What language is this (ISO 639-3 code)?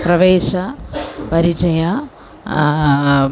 san